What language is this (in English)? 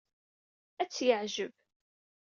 Kabyle